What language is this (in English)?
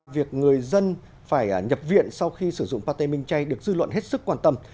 Vietnamese